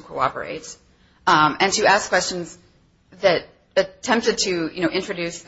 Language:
English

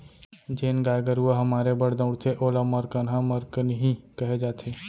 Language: Chhattisgarhi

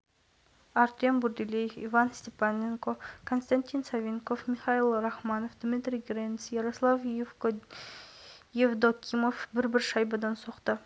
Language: Kazakh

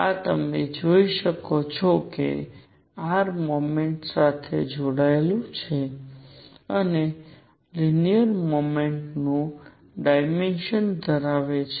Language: Gujarati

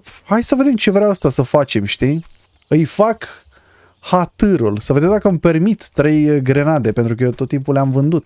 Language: Romanian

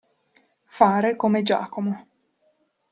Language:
Italian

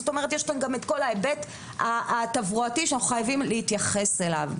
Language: Hebrew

